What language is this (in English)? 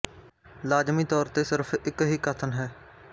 Punjabi